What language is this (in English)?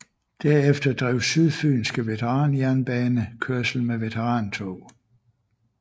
Danish